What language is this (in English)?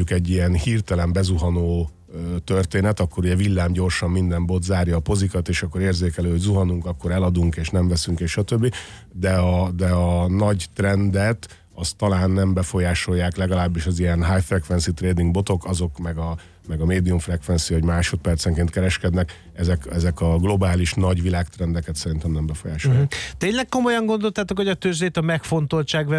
Hungarian